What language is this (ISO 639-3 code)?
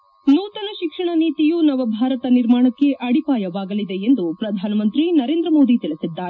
kan